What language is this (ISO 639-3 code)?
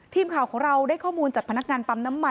tha